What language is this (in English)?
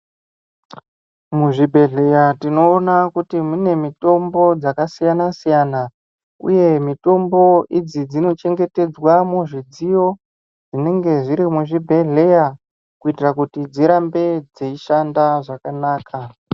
Ndau